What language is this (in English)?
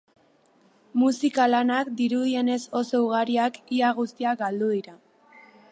Basque